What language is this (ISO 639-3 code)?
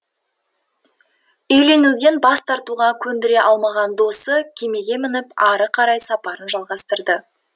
kaz